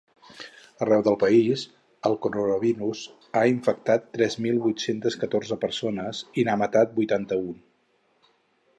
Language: Catalan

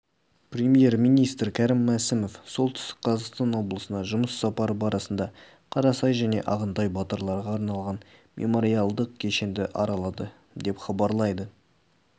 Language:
Kazakh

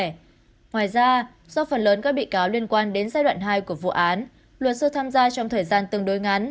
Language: Vietnamese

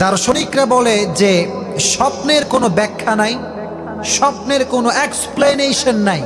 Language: Bangla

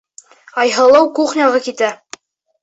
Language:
Bashkir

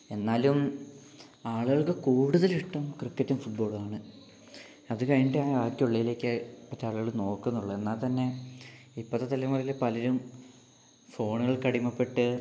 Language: Malayalam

